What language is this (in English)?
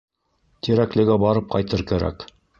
Bashkir